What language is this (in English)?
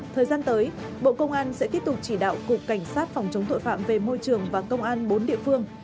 Vietnamese